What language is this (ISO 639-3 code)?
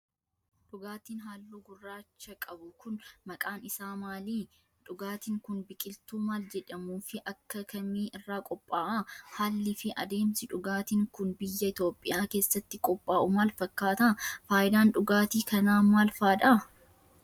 orm